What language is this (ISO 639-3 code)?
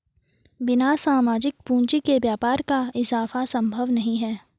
hin